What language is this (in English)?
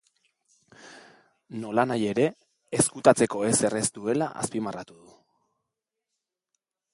Basque